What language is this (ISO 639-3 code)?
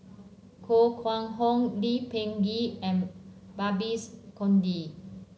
eng